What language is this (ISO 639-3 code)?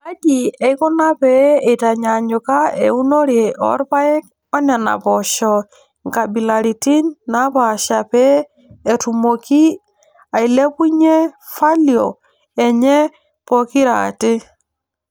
mas